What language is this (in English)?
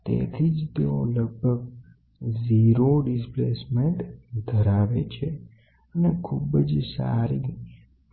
Gujarati